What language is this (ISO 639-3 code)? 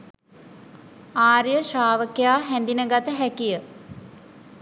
sin